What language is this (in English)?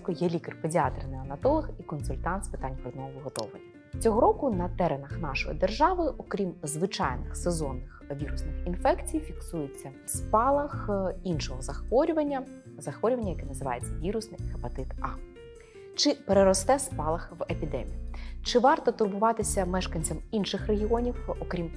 Ukrainian